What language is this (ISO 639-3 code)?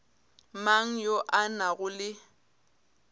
nso